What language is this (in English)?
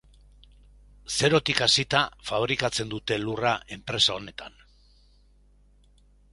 Basque